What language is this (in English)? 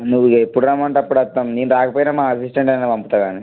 Telugu